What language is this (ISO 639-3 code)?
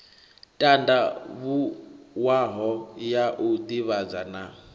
ven